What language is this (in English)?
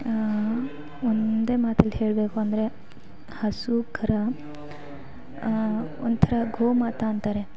Kannada